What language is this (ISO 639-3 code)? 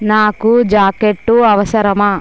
tel